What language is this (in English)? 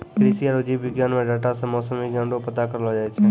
Maithili